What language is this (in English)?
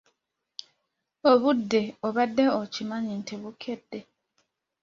Ganda